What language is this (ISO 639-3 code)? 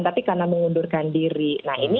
ind